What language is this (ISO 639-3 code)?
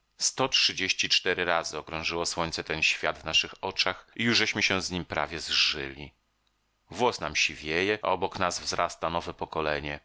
pol